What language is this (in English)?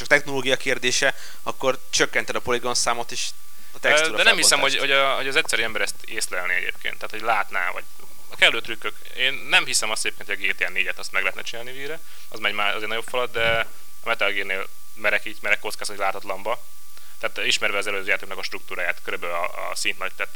Hungarian